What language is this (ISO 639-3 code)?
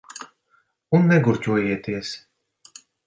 lav